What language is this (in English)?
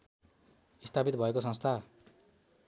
Nepali